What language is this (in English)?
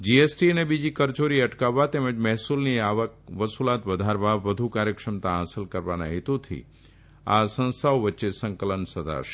Gujarati